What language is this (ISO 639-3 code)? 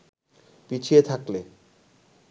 ben